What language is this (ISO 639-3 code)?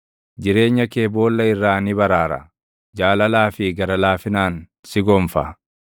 orm